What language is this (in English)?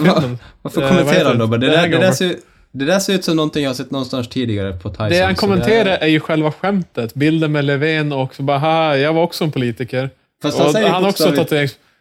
Swedish